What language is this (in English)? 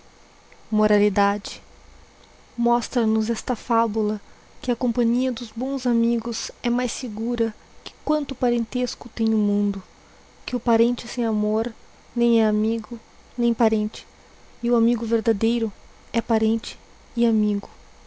Portuguese